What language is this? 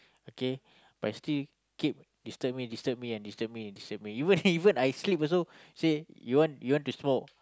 English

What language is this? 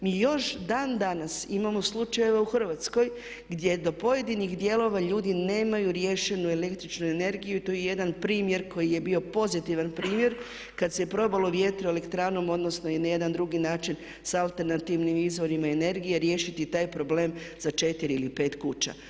Croatian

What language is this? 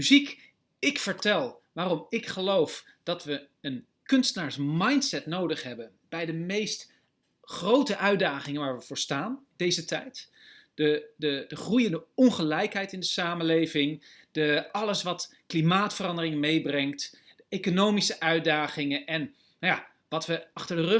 Dutch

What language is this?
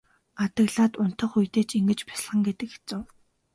Mongolian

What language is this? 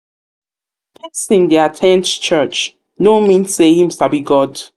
Nigerian Pidgin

